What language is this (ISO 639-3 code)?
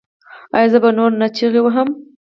pus